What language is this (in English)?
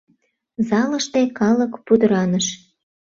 Mari